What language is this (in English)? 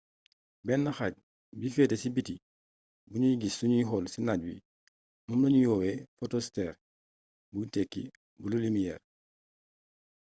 Wolof